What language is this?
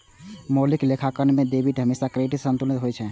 Maithili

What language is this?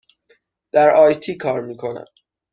Persian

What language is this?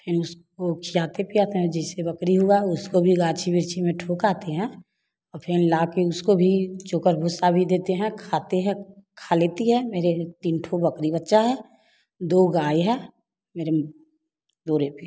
Hindi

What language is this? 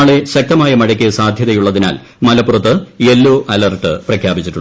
Malayalam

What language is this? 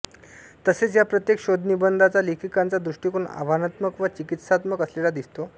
Marathi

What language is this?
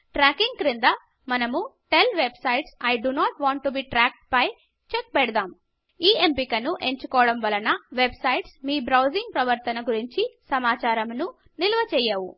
Telugu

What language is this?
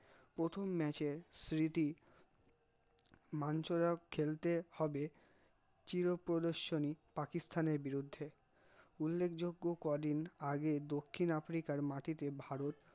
Bangla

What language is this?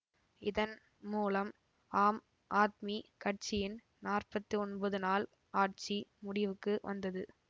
Tamil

